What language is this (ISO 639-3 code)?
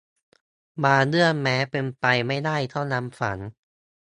tha